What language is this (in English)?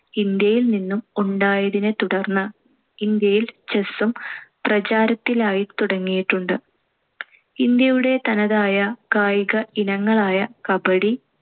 Malayalam